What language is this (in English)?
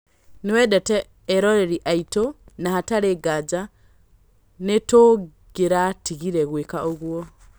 Kikuyu